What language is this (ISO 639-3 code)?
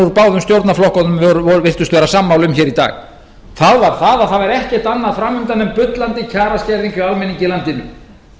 isl